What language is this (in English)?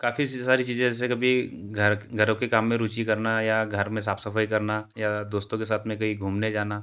Hindi